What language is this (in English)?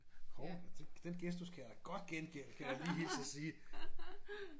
Danish